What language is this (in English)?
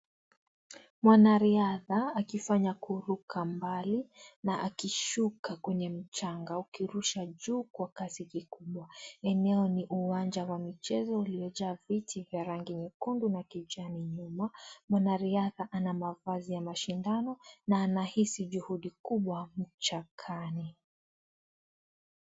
Swahili